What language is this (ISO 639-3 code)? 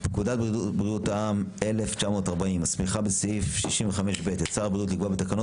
heb